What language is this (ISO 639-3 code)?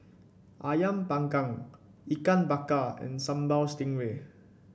eng